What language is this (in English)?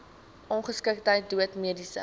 Afrikaans